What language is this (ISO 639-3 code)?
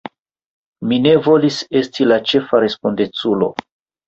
epo